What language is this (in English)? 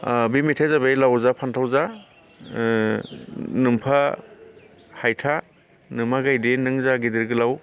Bodo